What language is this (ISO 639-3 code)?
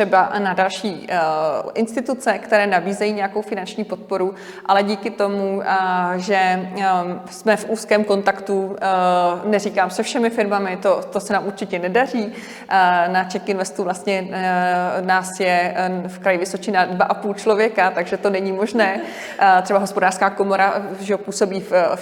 ces